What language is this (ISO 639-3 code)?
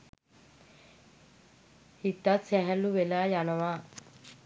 sin